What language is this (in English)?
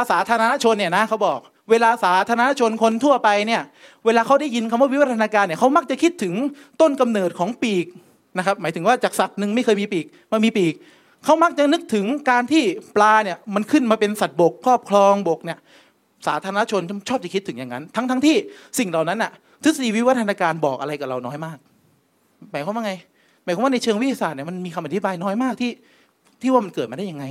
Thai